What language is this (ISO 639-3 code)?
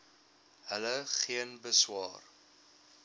afr